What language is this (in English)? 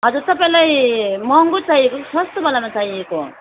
Nepali